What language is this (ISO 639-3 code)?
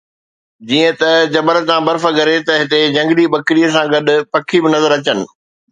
snd